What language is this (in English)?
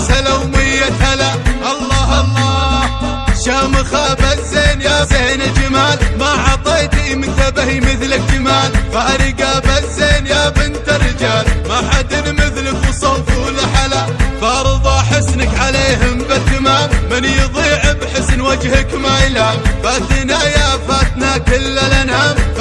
Arabic